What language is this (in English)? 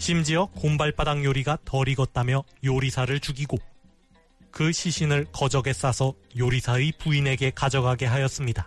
Korean